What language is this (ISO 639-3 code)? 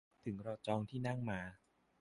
tha